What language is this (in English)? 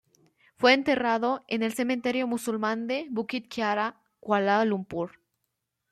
Spanish